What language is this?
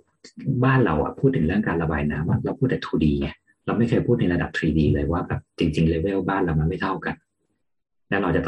Thai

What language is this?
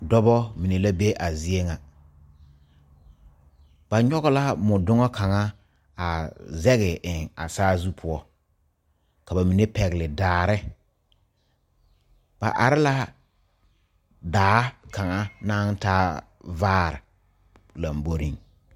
Southern Dagaare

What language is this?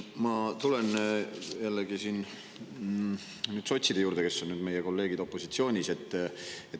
Estonian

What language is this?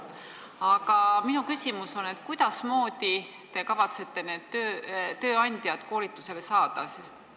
Estonian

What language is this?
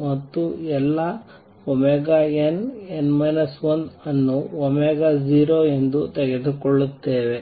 Kannada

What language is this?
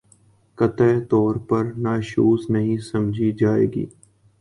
Urdu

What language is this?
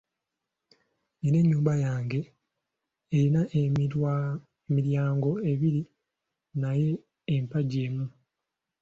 Ganda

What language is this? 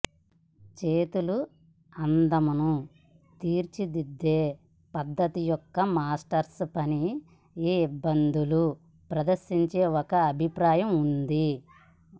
Telugu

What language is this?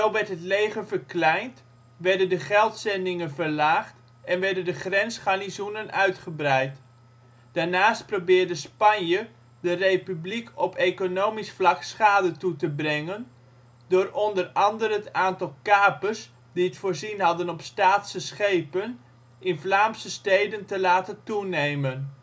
Dutch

